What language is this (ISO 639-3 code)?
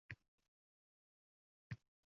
uzb